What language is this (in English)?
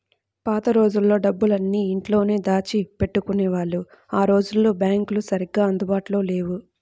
Telugu